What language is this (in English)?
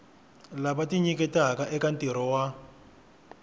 Tsonga